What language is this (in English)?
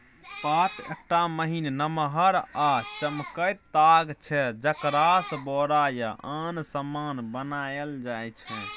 Maithili